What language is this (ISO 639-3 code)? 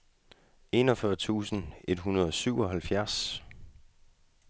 dan